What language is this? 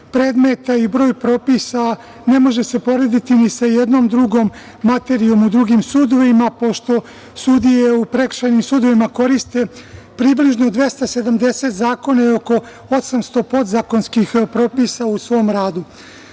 Serbian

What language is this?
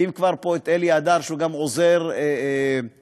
Hebrew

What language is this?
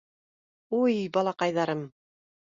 Bashkir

